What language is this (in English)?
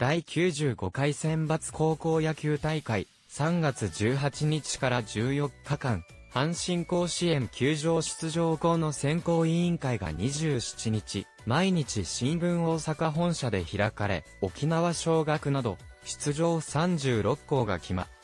Japanese